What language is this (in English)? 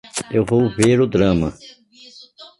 Portuguese